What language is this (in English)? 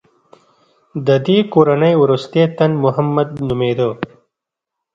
Pashto